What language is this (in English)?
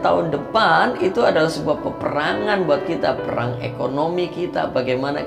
Indonesian